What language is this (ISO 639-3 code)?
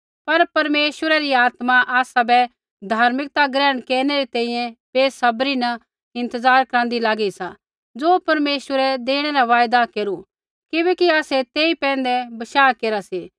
kfx